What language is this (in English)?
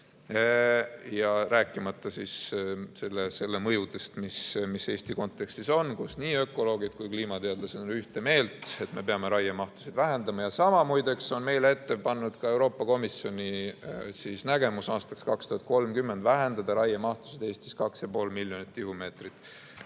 Estonian